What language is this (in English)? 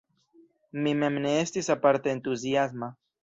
Esperanto